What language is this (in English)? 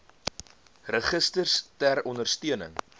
Afrikaans